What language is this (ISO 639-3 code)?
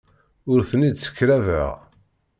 kab